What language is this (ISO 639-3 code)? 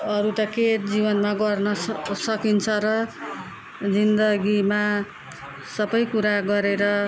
nep